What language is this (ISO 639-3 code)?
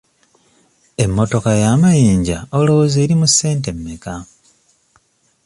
lug